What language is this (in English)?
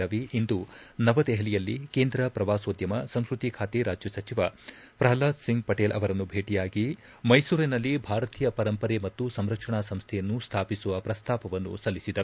Kannada